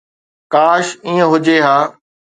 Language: Sindhi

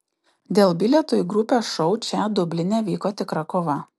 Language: Lithuanian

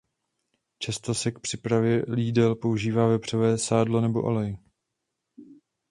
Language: Czech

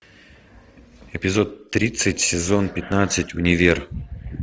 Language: Russian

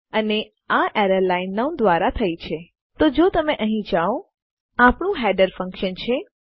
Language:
Gujarati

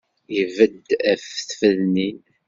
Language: Kabyle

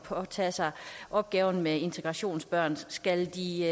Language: Danish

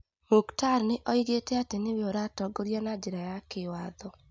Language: Kikuyu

